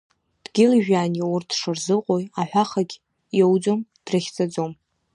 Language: Abkhazian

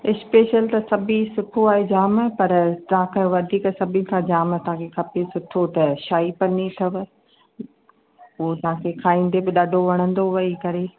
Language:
Sindhi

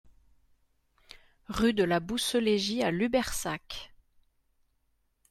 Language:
French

